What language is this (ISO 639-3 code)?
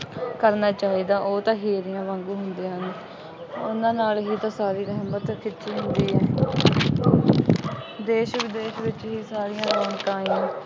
pan